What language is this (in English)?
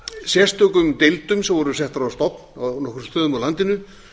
Icelandic